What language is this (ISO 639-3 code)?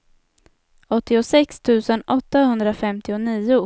swe